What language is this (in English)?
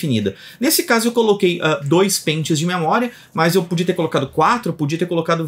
Portuguese